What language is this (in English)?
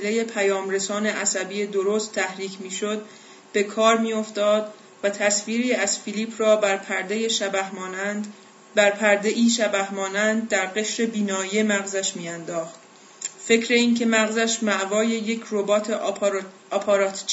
Persian